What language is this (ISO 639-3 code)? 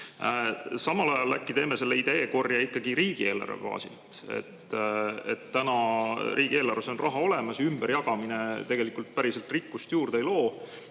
est